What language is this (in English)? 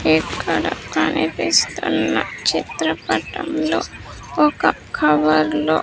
Telugu